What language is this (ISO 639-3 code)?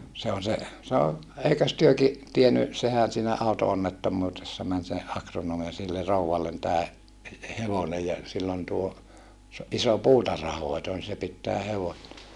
fin